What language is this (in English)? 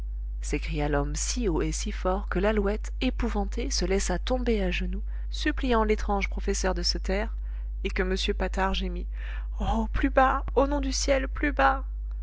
French